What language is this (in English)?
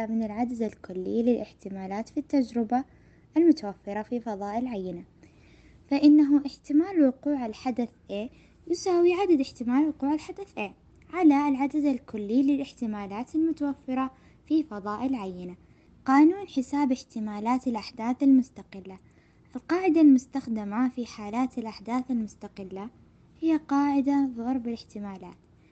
Arabic